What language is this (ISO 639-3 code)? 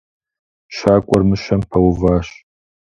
kbd